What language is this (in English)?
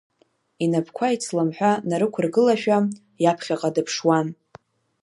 Abkhazian